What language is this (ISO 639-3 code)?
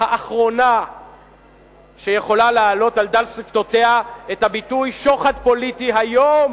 heb